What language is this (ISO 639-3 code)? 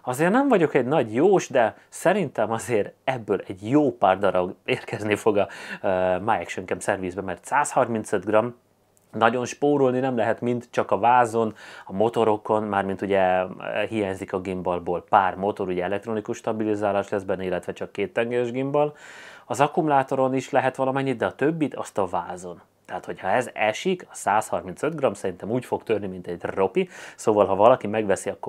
hun